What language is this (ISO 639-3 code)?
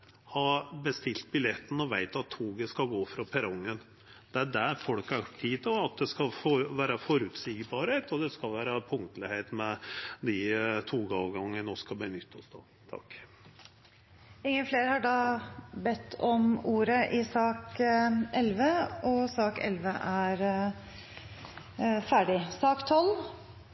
nor